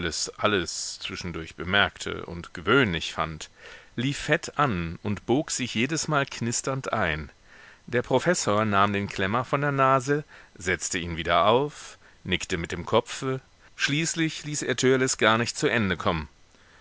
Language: German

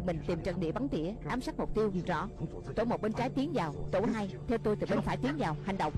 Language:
Vietnamese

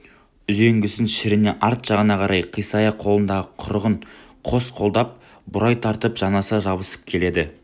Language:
Kazakh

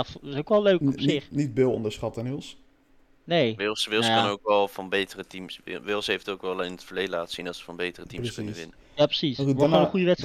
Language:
Dutch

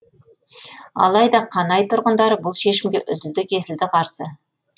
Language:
Kazakh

